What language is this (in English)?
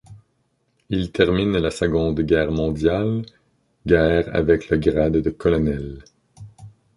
French